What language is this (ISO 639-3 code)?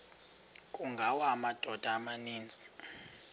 xho